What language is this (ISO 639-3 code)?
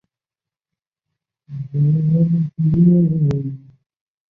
zho